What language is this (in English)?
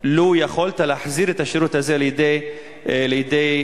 Hebrew